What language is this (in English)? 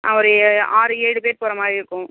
Tamil